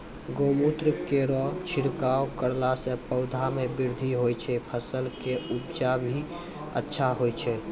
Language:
Maithili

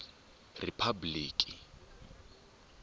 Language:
Tsonga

